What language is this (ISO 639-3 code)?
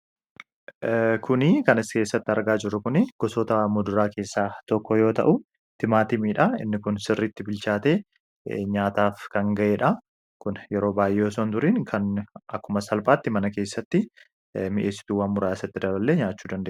orm